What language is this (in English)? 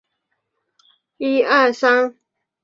Chinese